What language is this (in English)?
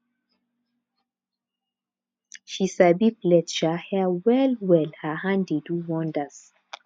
Nigerian Pidgin